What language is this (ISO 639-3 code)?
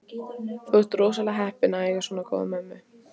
isl